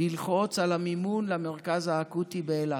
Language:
Hebrew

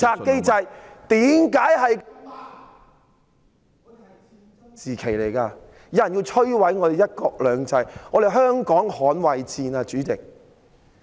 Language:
Cantonese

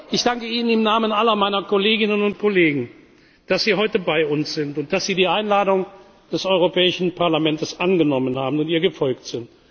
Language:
German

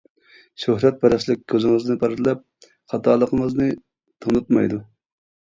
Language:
Uyghur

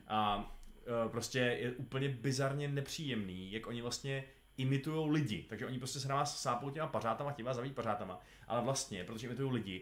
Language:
Czech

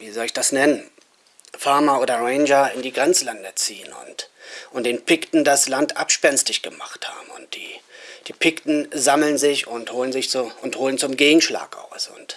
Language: German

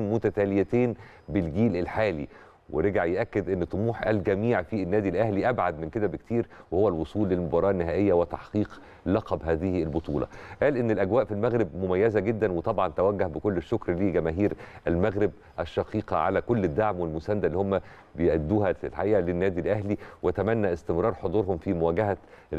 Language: Arabic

